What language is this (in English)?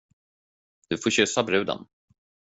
Swedish